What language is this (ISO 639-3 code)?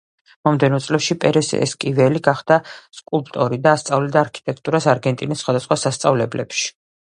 kat